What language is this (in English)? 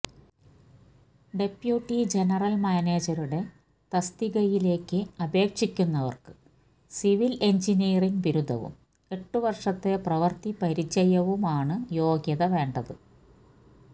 Malayalam